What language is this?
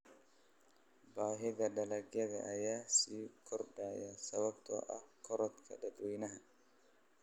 Somali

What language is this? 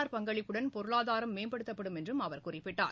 Tamil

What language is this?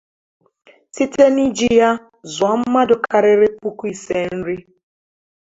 Igbo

